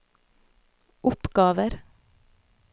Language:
Norwegian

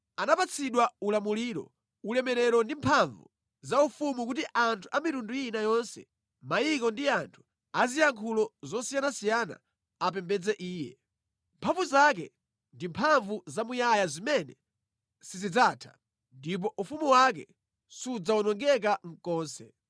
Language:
Nyanja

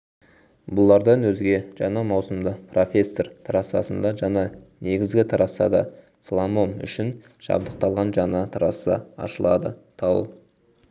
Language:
Kazakh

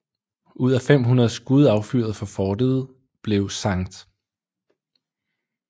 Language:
Danish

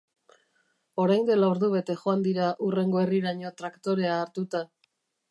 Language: Basque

